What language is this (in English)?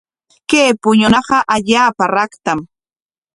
Corongo Ancash Quechua